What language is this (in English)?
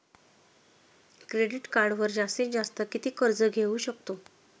Marathi